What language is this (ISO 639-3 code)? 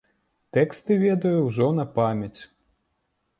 bel